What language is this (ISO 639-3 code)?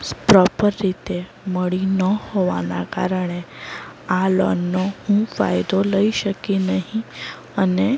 guj